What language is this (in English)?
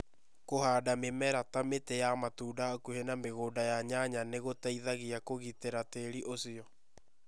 Kikuyu